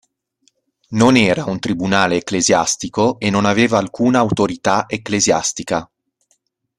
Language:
Italian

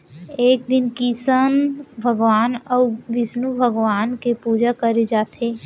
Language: Chhattisgarhi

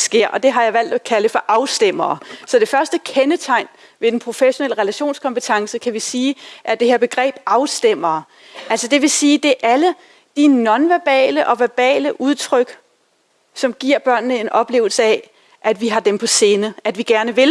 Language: Danish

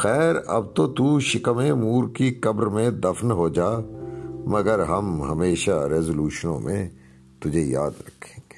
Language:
Urdu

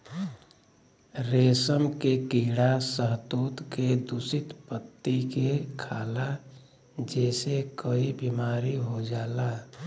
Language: Bhojpuri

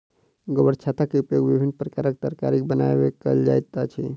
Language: Maithili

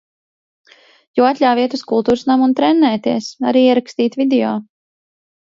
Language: Latvian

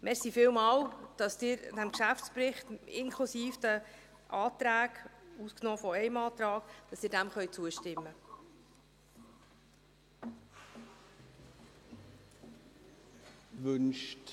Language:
Swiss German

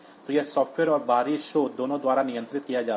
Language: Hindi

